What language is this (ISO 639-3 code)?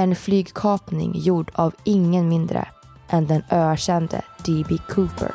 swe